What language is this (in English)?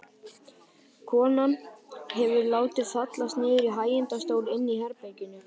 Icelandic